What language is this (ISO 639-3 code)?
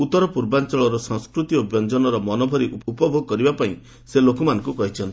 ori